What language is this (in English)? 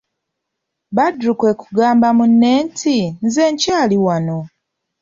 Ganda